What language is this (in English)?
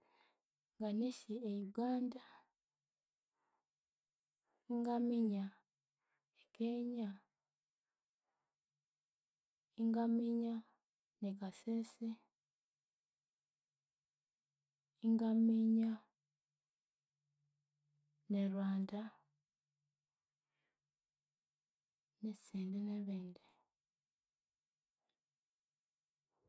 Konzo